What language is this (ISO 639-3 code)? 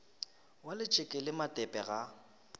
nso